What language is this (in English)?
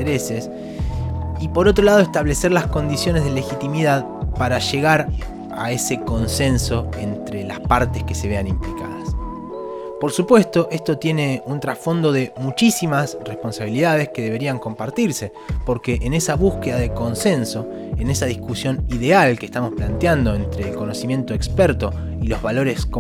Spanish